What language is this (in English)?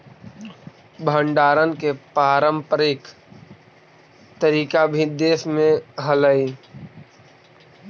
Magahi